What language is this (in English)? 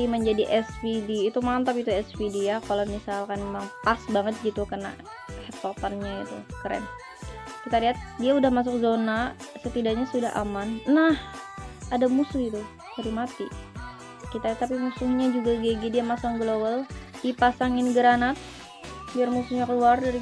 Indonesian